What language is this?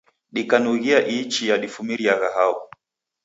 Taita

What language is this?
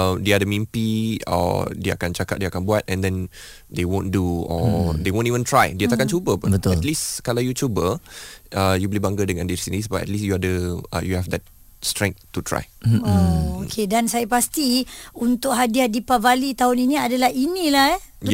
Malay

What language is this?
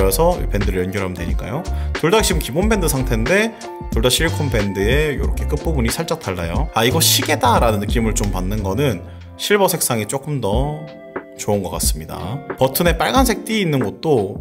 Korean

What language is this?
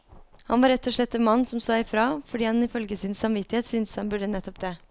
Norwegian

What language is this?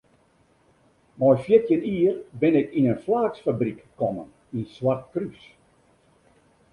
Western Frisian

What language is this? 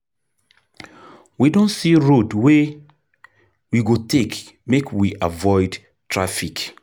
Nigerian Pidgin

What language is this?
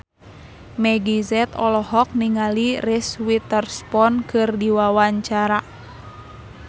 Sundanese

